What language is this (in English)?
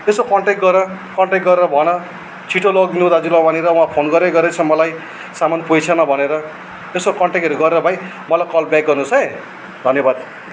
Nepali